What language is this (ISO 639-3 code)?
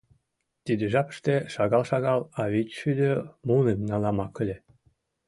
chm